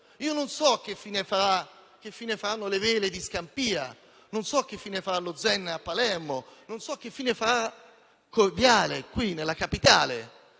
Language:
Italian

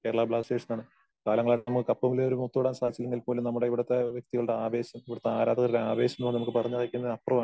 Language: Malayalam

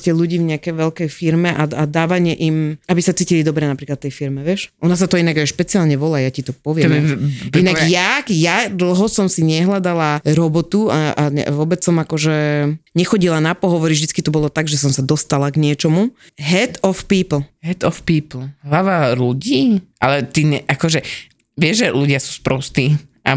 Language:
Slovak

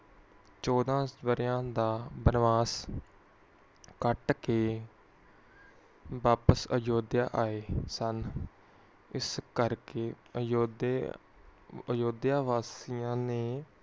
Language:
Punjabi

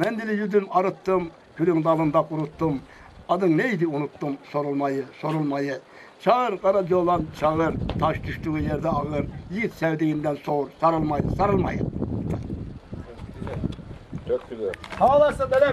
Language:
Turkish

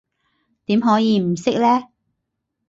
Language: Cantonese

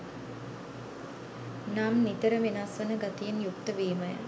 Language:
Sinhala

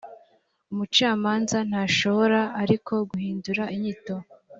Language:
Kinyarwanda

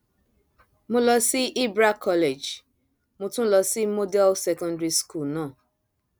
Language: Yoruba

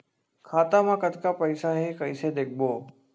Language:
Chhattisgarhi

